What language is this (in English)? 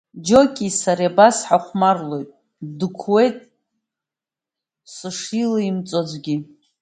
Abkhazian